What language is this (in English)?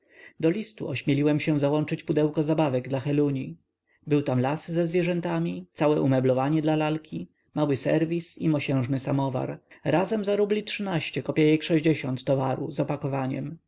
Polish